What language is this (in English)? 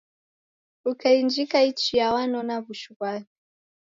Taita